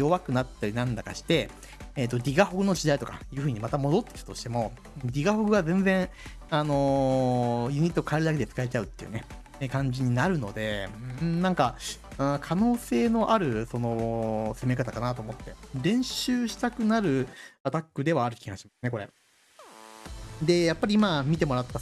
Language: Japanese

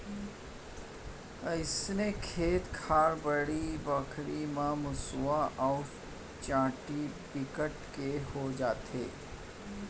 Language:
Chhattisgarhi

